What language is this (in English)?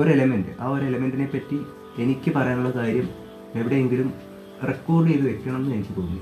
Malayalam